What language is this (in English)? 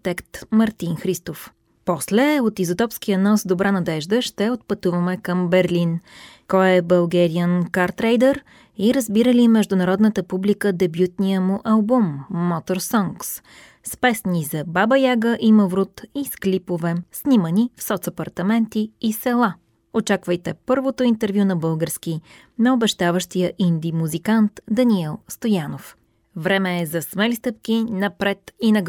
Bulgarian